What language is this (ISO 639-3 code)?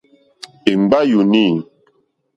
bri